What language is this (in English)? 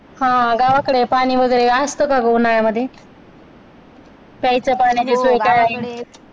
Marathi